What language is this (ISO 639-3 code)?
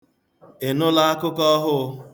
ibo